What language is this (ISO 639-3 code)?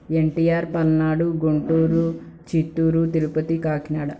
tel